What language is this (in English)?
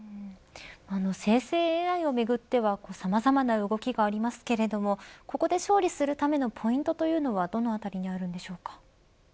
Japanese